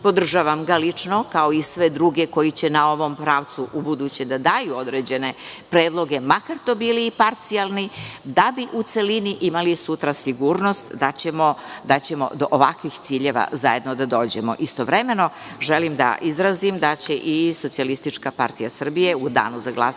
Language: Serbian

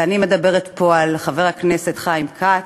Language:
Hebrew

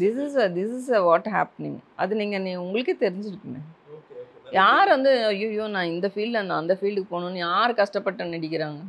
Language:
Tamil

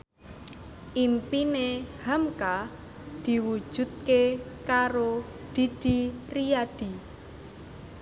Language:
Javanese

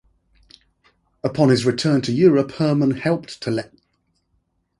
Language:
English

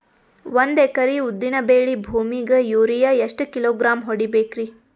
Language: Kannada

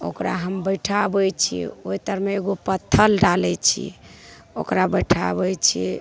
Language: Maithili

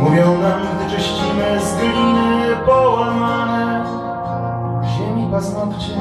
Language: Polish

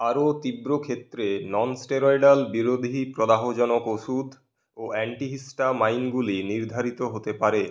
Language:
Bangla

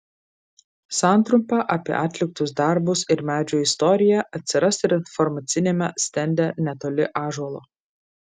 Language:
Lithuanian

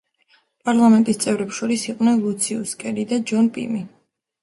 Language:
Georgian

